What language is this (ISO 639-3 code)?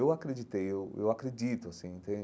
por